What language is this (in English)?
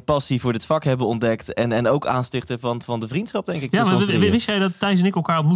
Dutch